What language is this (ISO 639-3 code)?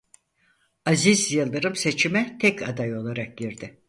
tur